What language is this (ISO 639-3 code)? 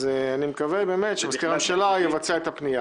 heb